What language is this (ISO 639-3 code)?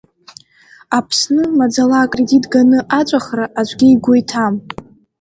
abk